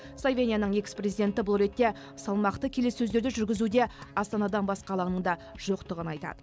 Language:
Kazakh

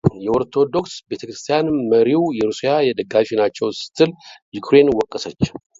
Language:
Amharic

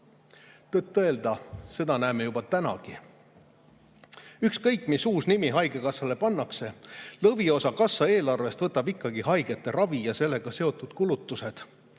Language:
Estonian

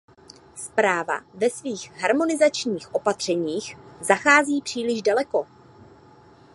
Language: Czech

